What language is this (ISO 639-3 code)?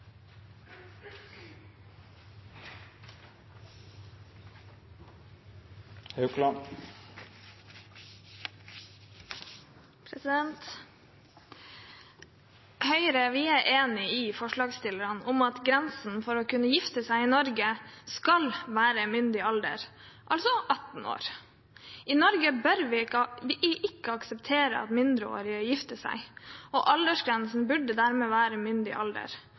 nob